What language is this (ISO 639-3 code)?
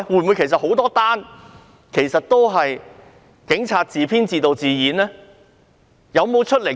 yue